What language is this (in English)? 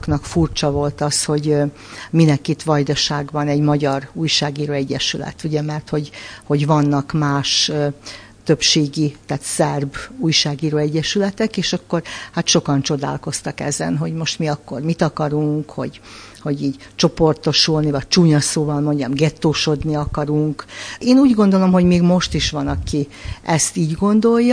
Hungarian